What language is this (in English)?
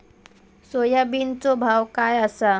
Marathi